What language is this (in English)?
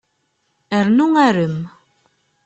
Kabyle